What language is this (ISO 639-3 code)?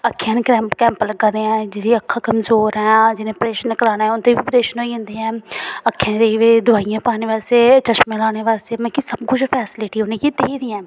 doi